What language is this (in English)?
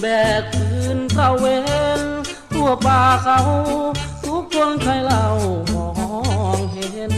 Thai